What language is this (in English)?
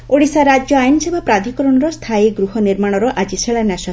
Odia